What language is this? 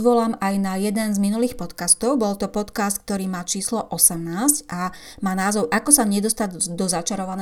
Slovak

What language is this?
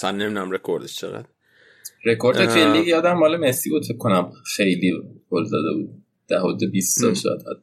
Persian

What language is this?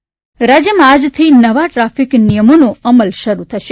Gujarati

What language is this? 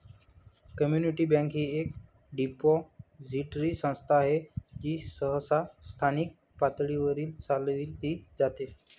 Marathi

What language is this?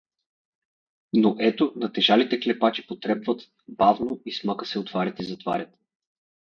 Bulgarian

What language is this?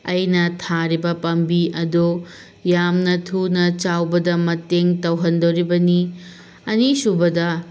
Manipuri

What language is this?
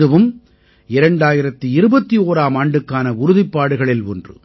Tamil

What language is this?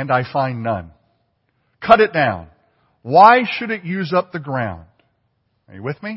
English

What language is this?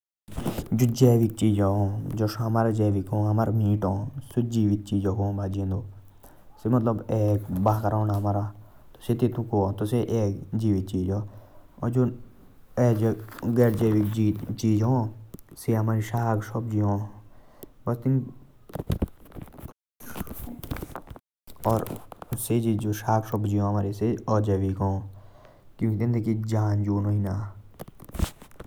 Jaunsari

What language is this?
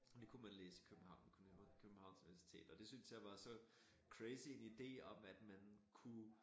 Danish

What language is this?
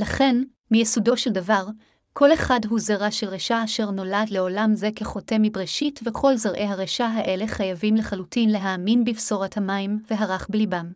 Hebrew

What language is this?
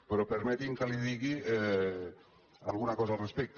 Catalan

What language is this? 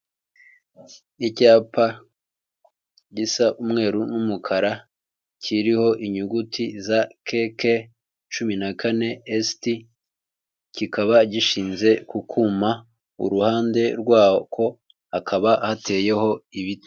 Kinyarwanda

